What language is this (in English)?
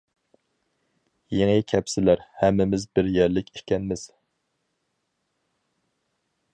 Uyghur